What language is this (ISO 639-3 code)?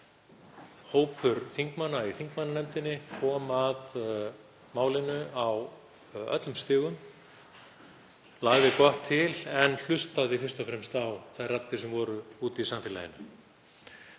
isl